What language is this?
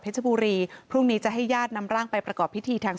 Thai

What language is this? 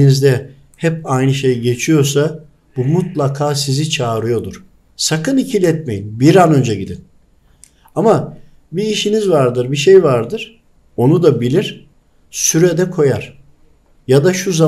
Turkish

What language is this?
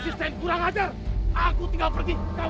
Indonesian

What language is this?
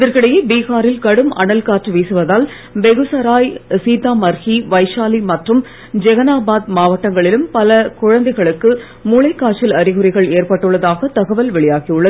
Tamil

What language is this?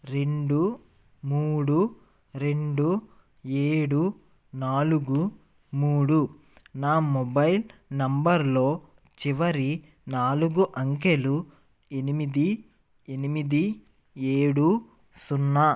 Telugu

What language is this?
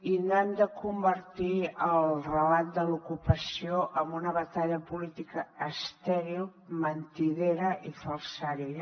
Catalan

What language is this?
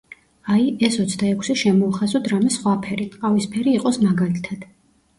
Georgian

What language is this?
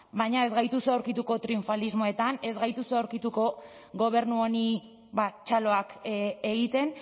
Basque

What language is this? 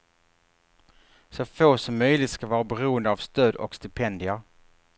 Swedish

